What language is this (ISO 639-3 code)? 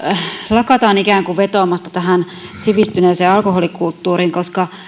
fin